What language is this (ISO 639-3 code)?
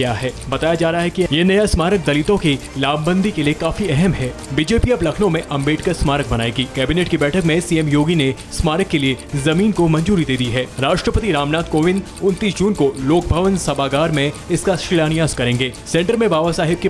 hin